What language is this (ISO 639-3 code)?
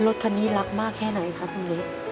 tha